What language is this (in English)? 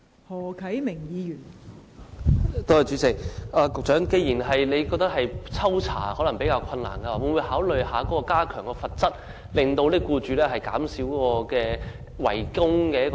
Cantonese